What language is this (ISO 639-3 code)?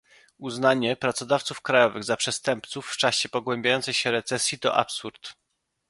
pol